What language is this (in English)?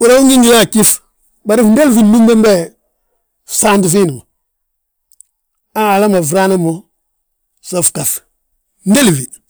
Balanta-Ganja